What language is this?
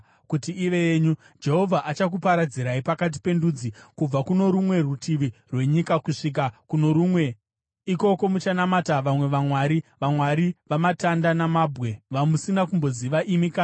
Shona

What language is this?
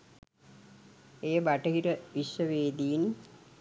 Sinhala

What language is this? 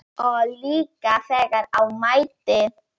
Icelandic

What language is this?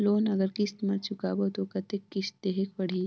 Chhattisgarhi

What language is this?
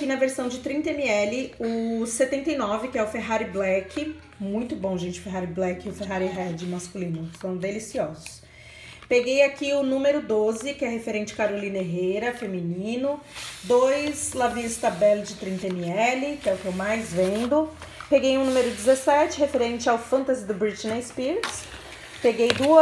Portuguese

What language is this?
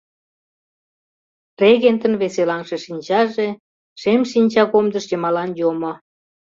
Mari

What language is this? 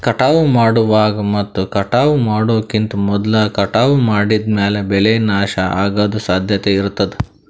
Kannada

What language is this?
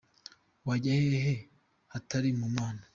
Kinyarwanda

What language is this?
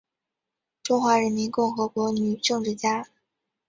Chinese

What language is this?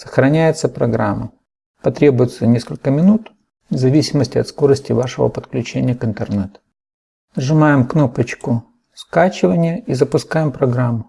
Russian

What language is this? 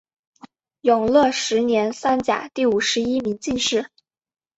Chinese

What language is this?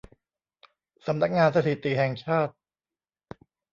Thai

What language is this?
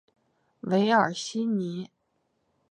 Chinese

